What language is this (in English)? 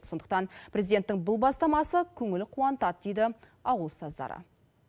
Kazakh